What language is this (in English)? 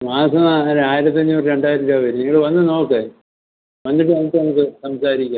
Malayalam